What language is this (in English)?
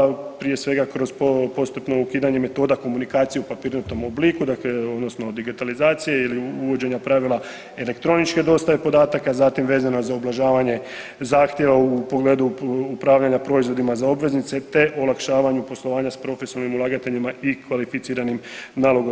Croatian